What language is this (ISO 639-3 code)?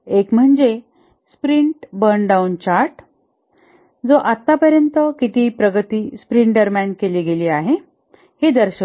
mar